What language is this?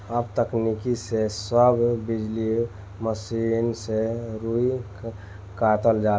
Bhojpuri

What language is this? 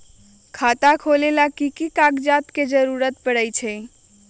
Magahi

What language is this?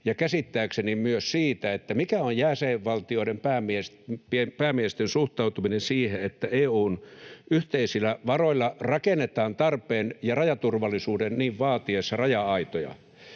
Finnish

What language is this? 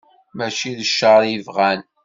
Kabyle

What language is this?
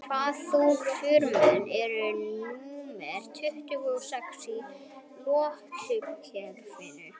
Icelandic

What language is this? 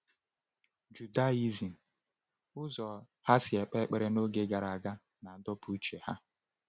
Igbo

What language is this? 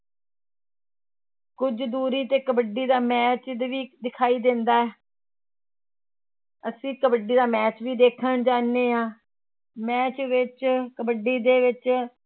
Punjabi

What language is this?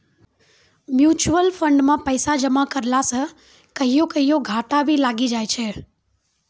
Maithili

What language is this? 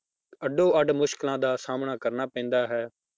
Punjabi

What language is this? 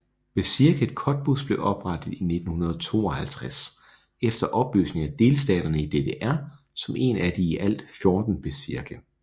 Danish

